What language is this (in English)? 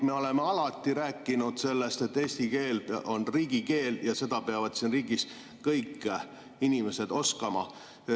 Estonian